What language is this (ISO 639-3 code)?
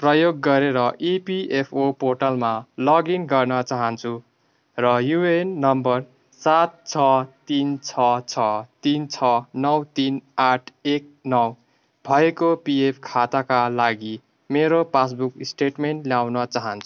nep